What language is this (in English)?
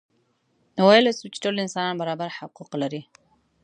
Pashto